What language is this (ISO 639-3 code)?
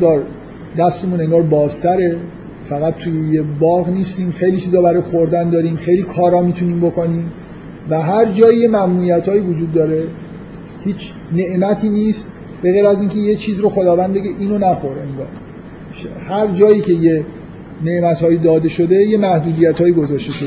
fas